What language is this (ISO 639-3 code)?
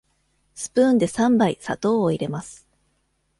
jpn